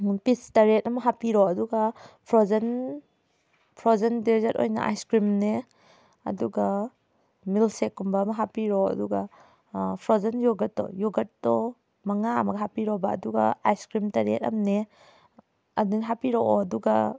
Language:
Manipuri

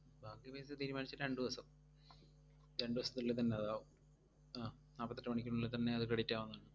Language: Malayalam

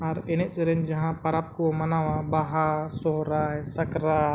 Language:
Santali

